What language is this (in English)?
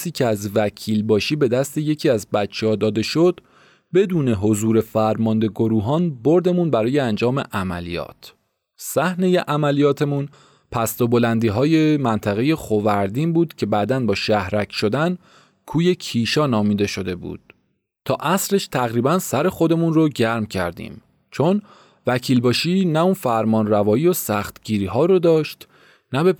Persian